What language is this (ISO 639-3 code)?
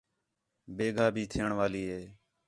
xhe